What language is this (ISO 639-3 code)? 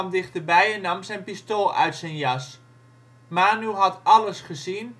nld